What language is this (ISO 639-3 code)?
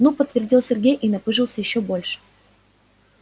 rus